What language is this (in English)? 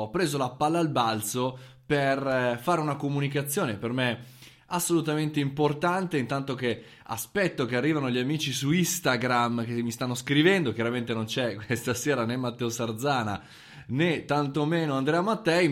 Italian